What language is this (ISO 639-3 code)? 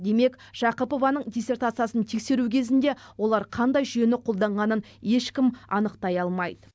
kaz